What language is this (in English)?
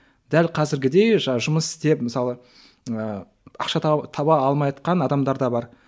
Kazakh